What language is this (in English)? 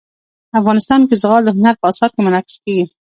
Pashto